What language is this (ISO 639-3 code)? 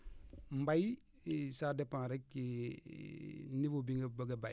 wol